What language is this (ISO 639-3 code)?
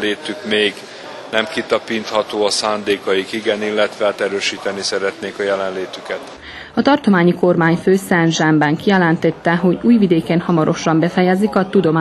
hun